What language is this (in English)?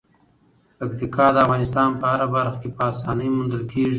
Pashto